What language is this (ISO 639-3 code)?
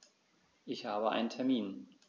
deu